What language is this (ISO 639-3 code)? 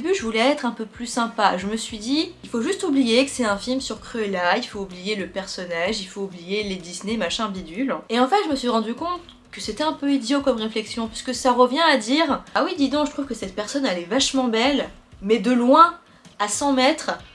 fra